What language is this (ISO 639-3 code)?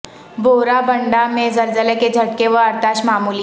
urd